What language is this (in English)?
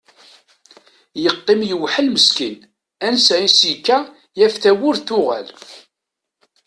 Kabyle